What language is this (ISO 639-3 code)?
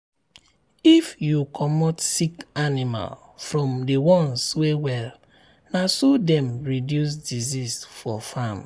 pcm